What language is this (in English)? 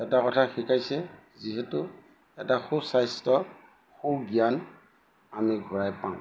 Assamese